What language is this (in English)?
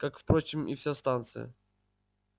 Russian